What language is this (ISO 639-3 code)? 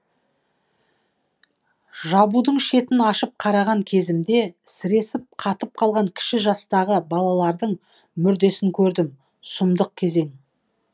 kaz